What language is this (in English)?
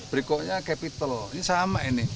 Indonesian